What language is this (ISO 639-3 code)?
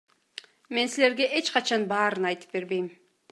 kir